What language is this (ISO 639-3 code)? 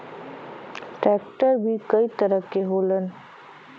bho